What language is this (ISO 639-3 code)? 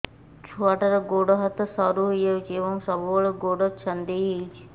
ori